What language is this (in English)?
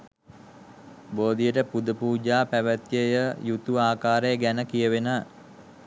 Sinhala